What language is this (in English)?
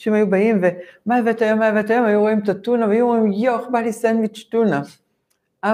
Hebrew